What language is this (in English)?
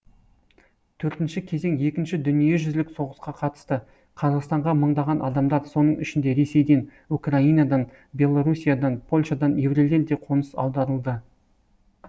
Kazakh